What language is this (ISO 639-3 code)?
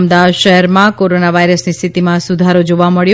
guj